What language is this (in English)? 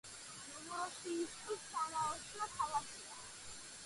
Georgian